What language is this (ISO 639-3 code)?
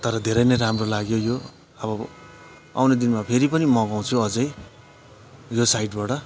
nep